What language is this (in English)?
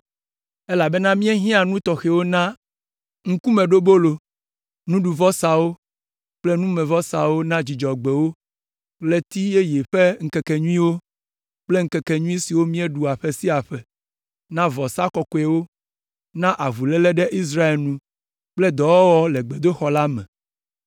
Ewe